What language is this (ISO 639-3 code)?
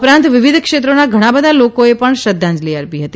guj